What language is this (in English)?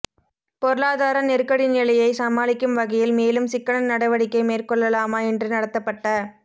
Tamil